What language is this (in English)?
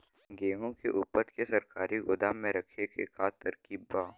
Bhojpuri